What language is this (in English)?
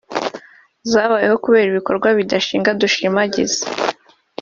Kinyarwanda